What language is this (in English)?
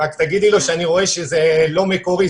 Hebrew